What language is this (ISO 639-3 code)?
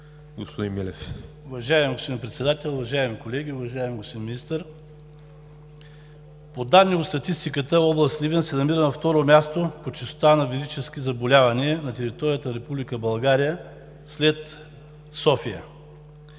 bul